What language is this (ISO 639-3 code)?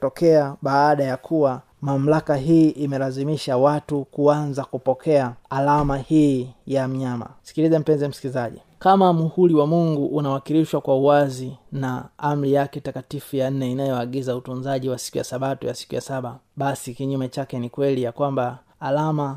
swa